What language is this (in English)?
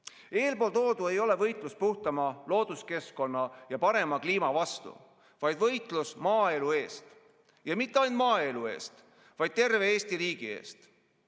Estonian